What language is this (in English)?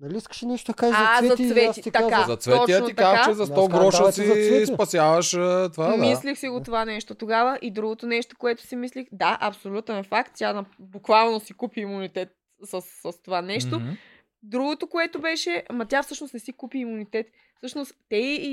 Bulgarian